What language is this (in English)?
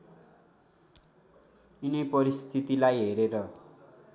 Nepali